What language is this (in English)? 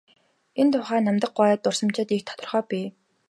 Mongolian